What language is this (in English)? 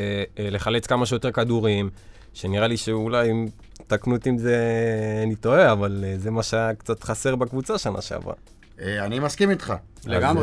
Hebrew